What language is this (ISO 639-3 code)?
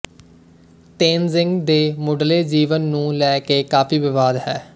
pan